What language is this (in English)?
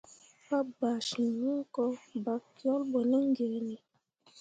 Mundang